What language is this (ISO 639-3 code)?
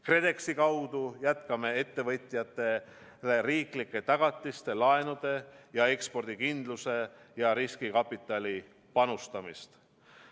est